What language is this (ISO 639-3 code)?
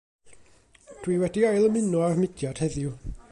cym